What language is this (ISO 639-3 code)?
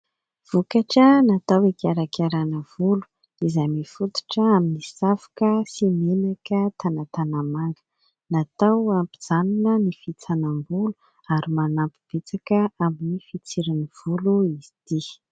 mlg